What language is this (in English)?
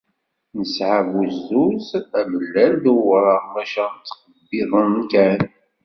Kabyle